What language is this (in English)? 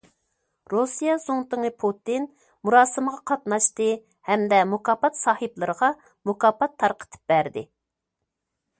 Uyghur